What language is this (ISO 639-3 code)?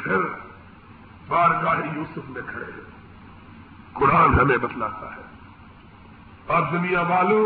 urd